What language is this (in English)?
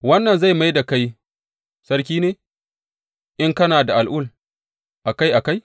Hausa